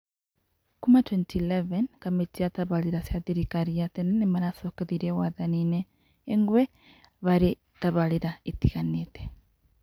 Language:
Kikuyu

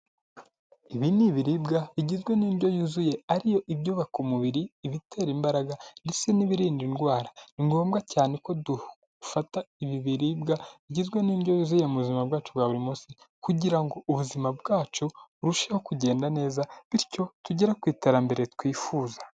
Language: Kinyarwanda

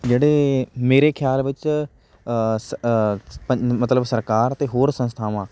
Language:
Punjabi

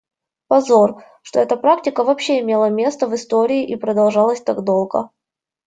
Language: Russian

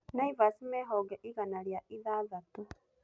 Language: Kikuyu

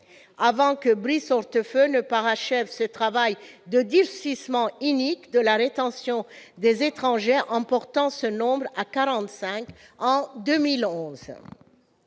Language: French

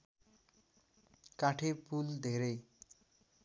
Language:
Nepali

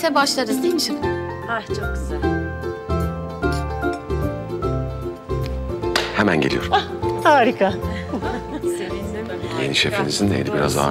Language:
Turkish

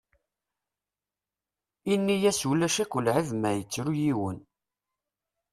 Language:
Kabyle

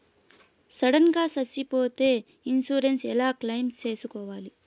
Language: Telugu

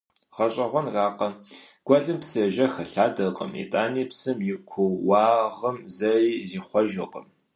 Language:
Kabardian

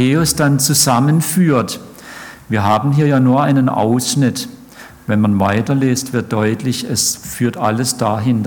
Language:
German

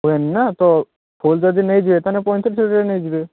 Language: Odia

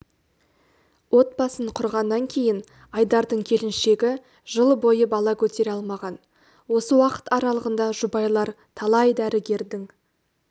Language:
Kazakh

